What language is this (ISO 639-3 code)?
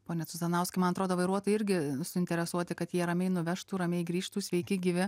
lit